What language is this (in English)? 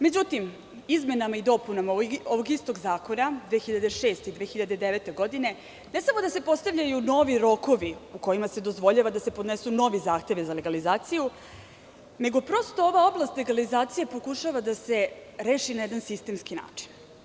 Serbian